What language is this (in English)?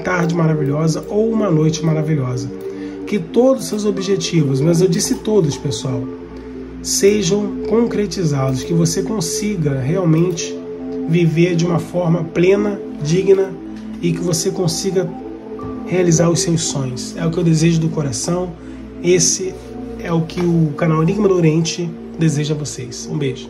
Portuguese